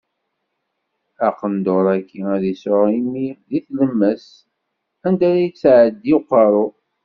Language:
Kabyle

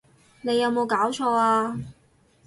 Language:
Cantonese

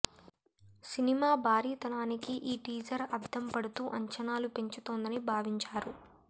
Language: Telugu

